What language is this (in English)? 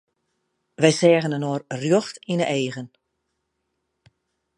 Western Frisian